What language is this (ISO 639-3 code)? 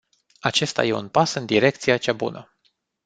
ron